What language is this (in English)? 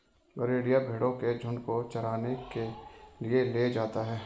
Hindi